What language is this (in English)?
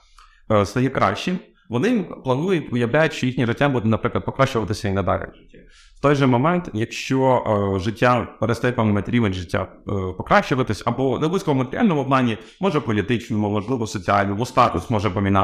Ukrainian